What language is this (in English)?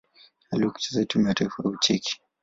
Swahili